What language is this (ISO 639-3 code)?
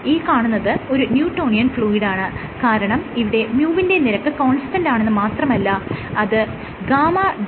mal